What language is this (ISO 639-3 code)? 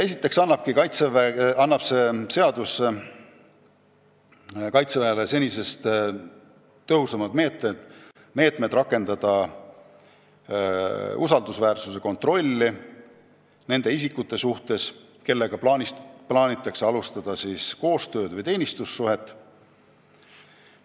est